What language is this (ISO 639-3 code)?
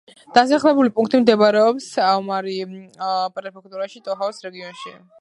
kat